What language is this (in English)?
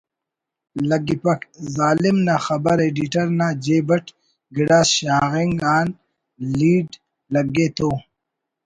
Brahui